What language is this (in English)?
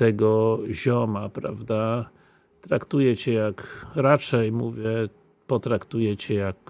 Polish